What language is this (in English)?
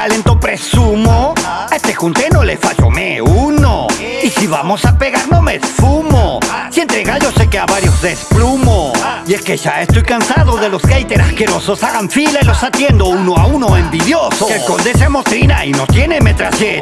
Spanish